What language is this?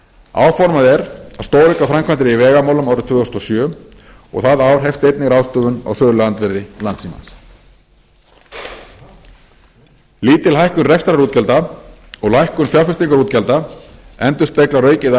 Icelandic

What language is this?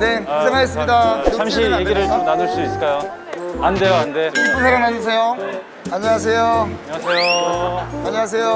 Korean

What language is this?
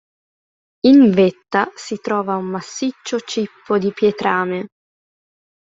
Italian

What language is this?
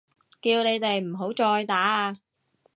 Cantonese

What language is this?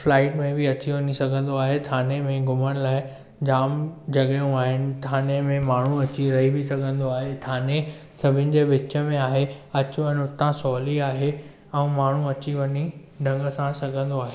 Sindhi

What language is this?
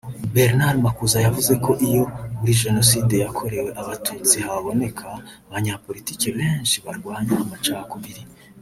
Kinyarwanda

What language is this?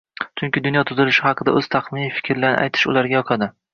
Uzbek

